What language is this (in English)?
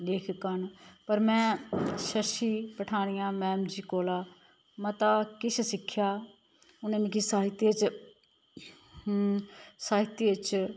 Dogri